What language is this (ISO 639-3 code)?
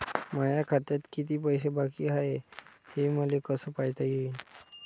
mar